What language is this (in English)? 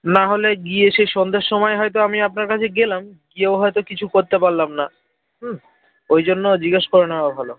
Bangla